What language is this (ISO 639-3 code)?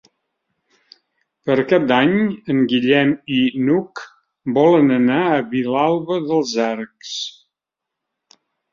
cat